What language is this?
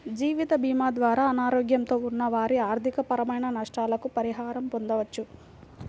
Telugu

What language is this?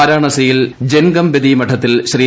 Malayalam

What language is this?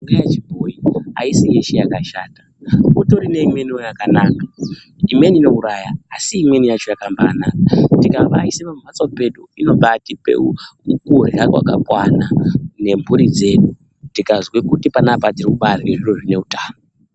Ndau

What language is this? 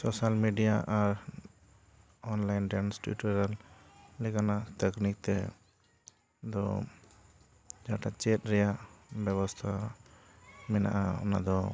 Santali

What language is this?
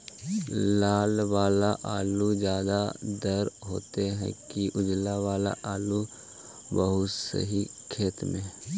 Magahi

